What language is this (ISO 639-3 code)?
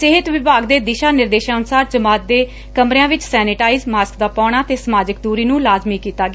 pan